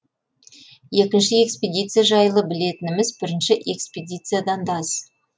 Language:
Kazakh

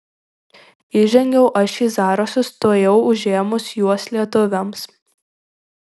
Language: Lithuanian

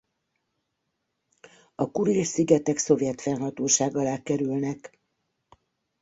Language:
Hungarian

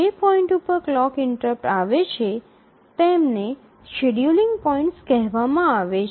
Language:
Gujarati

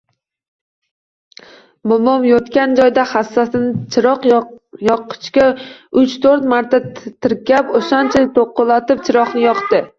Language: Uzbek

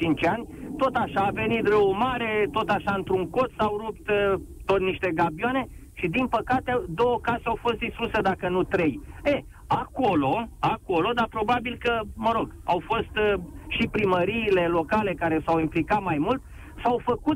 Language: Romanian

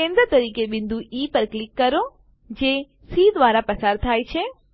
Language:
Gujarati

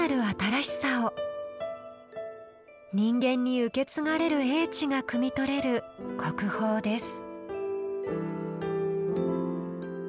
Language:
Japanese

